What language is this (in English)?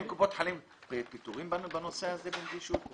Hebrew